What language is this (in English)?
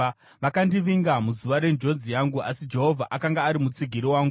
Shona